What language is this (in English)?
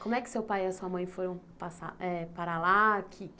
Portuguese